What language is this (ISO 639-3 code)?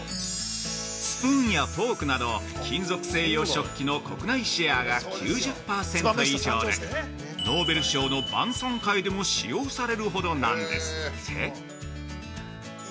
jpn